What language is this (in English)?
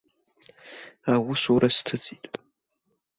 Abkhazian